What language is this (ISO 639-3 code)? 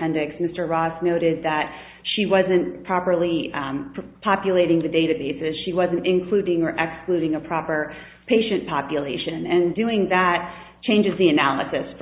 eng